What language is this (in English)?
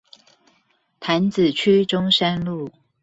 Chinese